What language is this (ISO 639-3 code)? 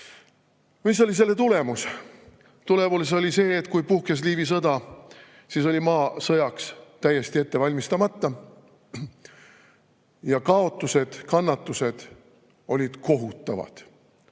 est